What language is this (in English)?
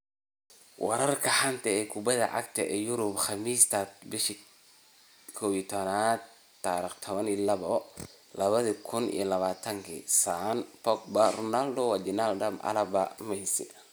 Somali